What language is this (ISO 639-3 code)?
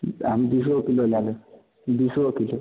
mai